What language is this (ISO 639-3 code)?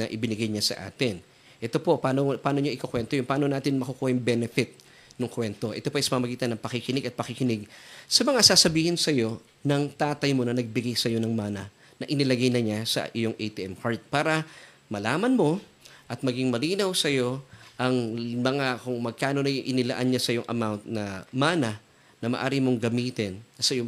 fil